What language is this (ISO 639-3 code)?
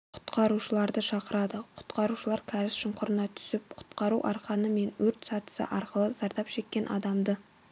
kaz